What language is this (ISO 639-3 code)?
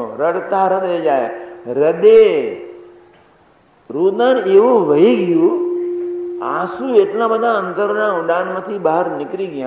guj